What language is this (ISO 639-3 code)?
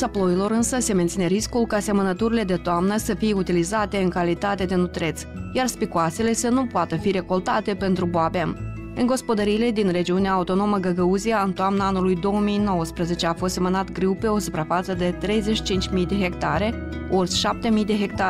ron